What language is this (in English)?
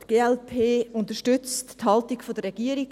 Swiss German